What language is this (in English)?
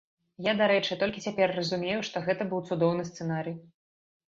Belarusian